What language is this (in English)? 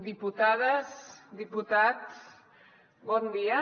Catalan